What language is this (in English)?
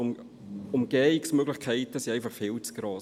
Swiss German